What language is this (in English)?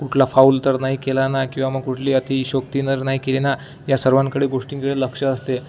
Marathi